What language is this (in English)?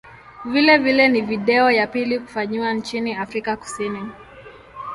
Swahili